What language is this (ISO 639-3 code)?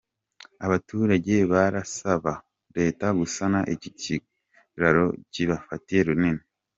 kin